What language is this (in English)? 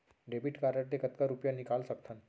Chhattisgarhi